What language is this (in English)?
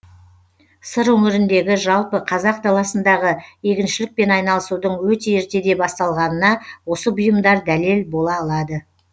Kazakh